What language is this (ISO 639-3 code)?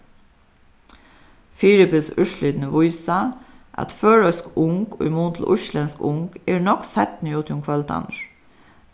fao